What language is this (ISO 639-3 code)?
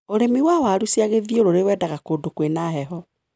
kik